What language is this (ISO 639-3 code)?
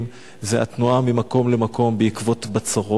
heb